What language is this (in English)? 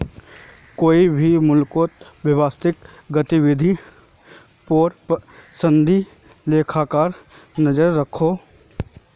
Magahi